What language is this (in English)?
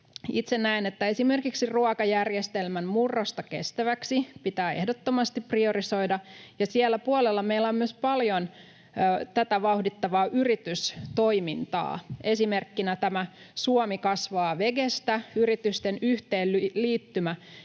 Finnish